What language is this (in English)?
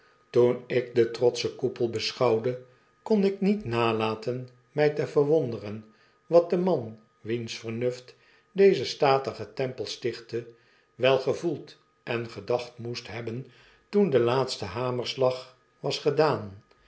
Dutch